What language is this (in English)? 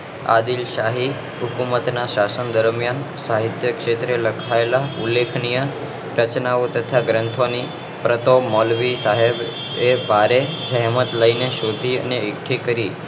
Gujarati